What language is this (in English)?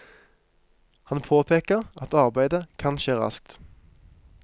Norwegian